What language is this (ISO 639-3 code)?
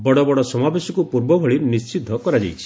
ori